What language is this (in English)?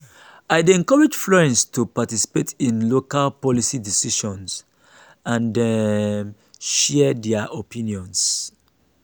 Nigerian Pidgin